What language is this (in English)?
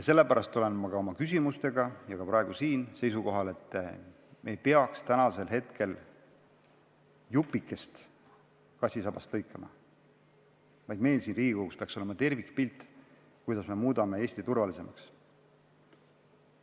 Estonian